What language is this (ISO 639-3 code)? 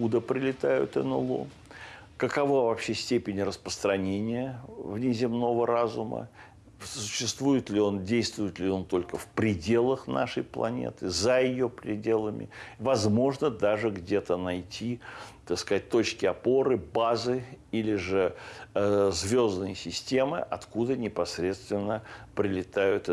rus